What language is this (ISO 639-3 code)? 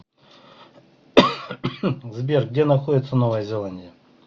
rus